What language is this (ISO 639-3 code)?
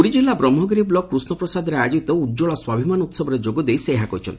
ori